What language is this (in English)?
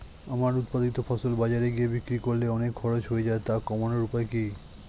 Bangla